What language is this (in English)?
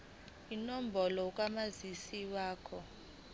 Zulu